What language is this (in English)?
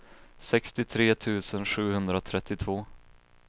Swedish